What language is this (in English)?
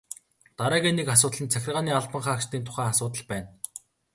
Mongolian